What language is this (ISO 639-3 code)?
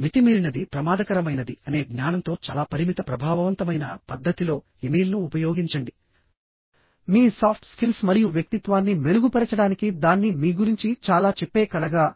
tel